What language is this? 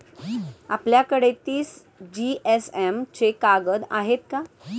Marathi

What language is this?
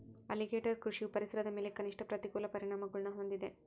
Kannada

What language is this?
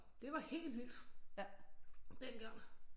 Danish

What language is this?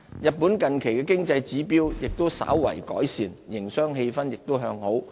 Cantonese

